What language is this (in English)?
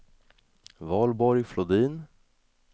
Swedish